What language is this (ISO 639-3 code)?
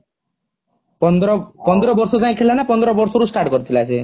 ori